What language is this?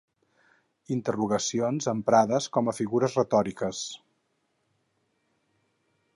Catalan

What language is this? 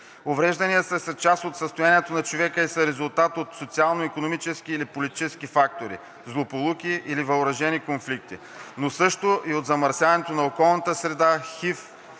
Bulgarian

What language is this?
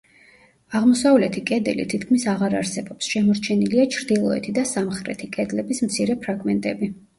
Georgian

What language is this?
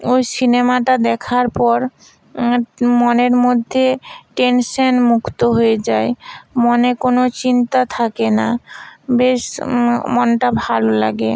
Bangla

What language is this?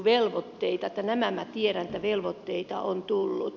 Finnish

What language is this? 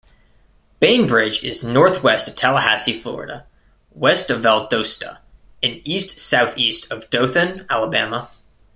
English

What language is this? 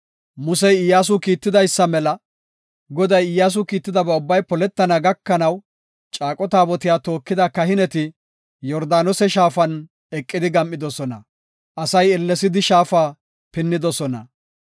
Gofa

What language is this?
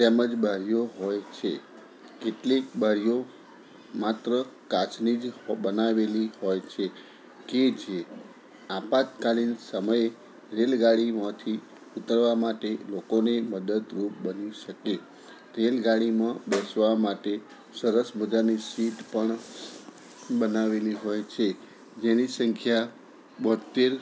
Gujarati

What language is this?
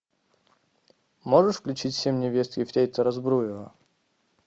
Russian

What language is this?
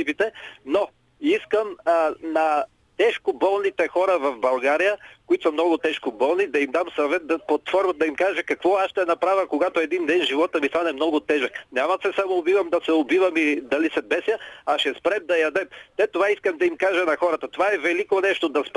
Bulgarian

